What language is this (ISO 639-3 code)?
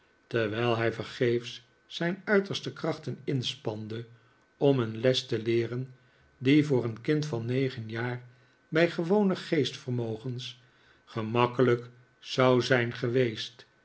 nld